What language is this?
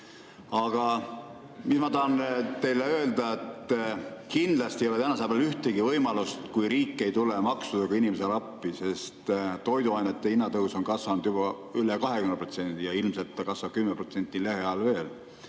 Estonian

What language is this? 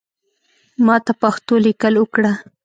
Pashto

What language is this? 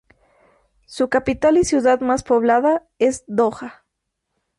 Spanish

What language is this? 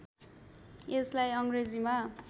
Nepali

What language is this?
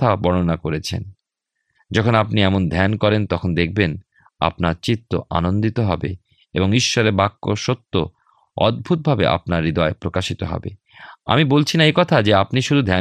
Bangla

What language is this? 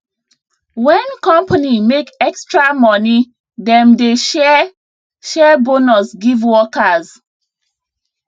Nigerian Pidgin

